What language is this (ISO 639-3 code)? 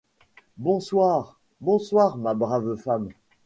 fra